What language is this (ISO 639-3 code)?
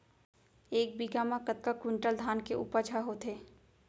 hne